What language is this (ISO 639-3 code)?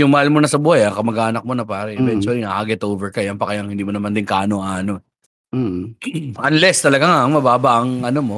fil